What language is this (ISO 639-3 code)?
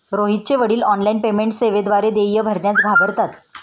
mar